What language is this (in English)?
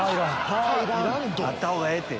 Japanese